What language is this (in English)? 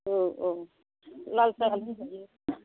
Bodo